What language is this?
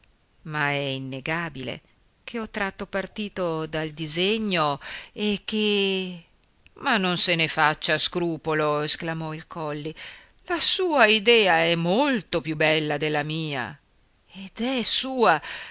Italian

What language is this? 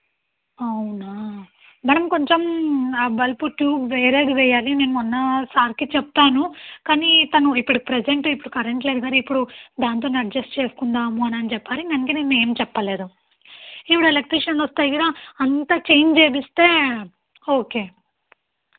Telugu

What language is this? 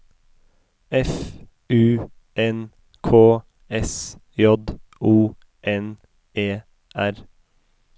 Norwegian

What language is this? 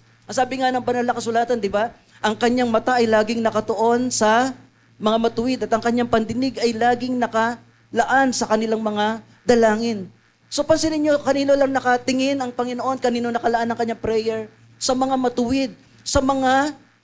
Filipino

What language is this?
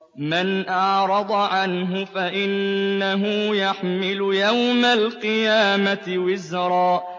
Arabic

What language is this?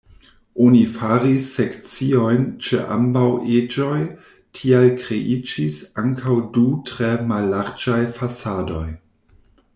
Esperanto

